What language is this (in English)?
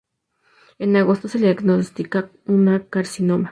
Spanish